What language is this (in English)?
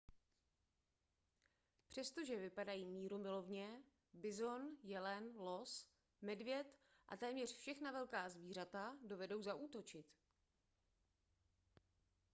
Czech